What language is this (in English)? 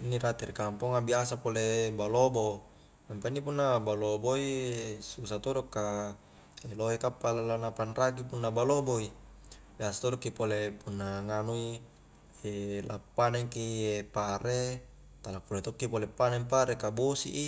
Highland Konjo